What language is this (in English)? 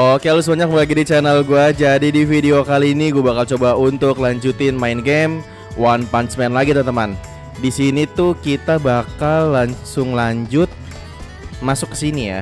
Indonesian